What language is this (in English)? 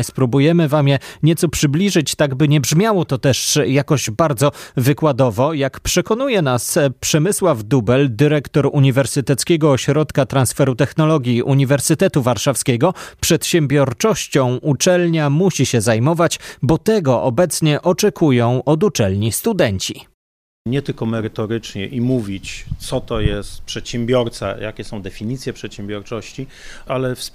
Polish